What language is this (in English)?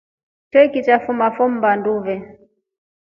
Rombo